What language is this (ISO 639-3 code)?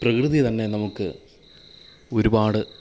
mal